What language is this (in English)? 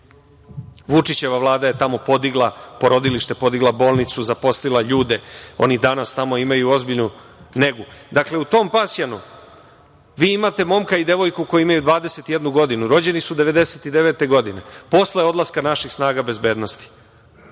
Serbian